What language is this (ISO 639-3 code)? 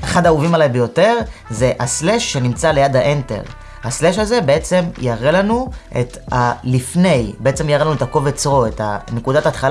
heb